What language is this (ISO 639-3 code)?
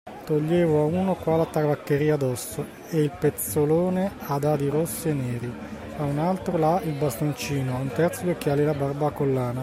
ita